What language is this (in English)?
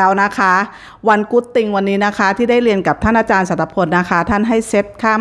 Thai